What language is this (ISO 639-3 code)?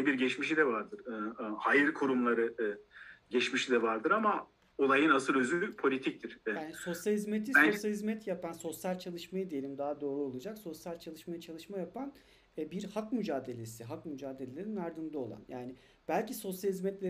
tur